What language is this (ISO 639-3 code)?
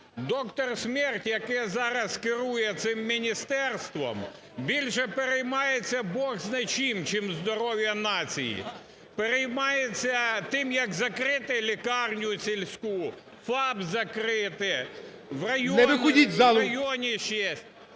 ukr